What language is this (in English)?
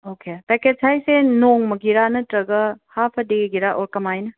Manipuri